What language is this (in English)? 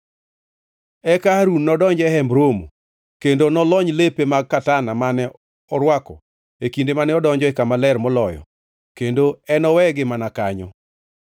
Luo (Kenya and Tanzania)